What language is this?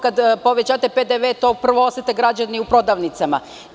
Serbian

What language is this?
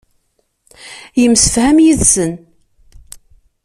Kabyle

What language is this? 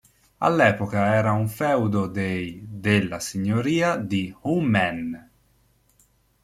Italian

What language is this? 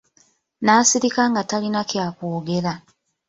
Ganda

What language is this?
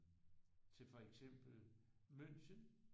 Danish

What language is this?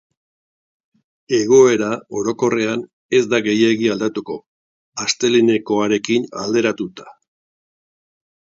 Basque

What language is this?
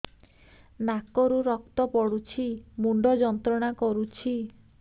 Odia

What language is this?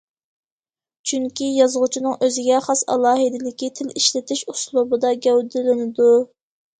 Uyghur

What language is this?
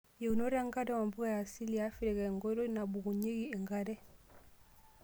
Masai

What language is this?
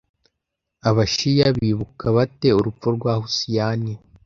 Kinyarwanda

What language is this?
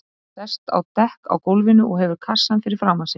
Icelandic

